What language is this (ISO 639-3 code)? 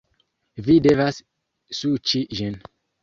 epo